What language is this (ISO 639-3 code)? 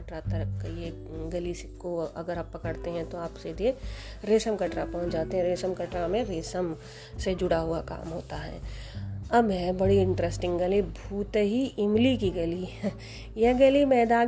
hin